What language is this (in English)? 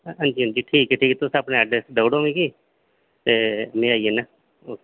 Dogri